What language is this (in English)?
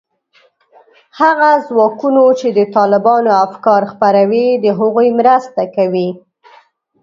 Pashto